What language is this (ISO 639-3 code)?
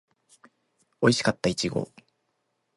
jpn